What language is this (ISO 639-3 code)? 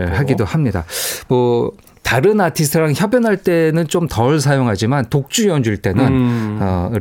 kor